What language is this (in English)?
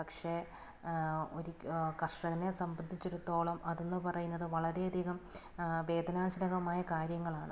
Malayalam